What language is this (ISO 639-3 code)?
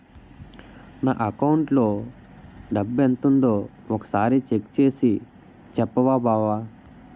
tel